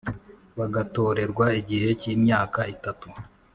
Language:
Kinyarwanda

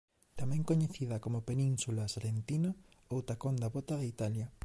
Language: Galician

